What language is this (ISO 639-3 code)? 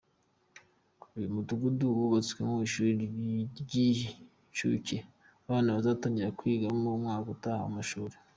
kin